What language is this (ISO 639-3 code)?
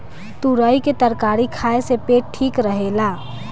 bho